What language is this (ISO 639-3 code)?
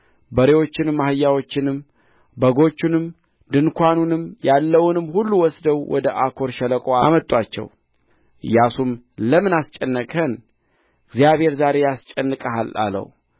amh